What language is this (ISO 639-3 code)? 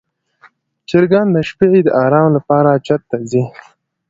pus